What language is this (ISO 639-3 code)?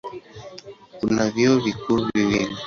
swa